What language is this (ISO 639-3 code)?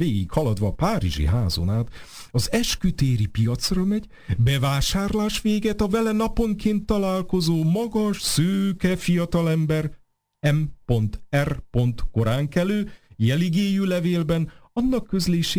hun